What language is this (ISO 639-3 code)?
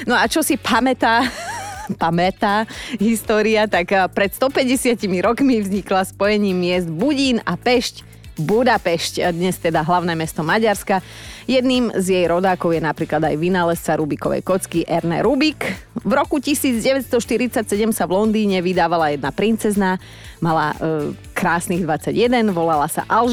slk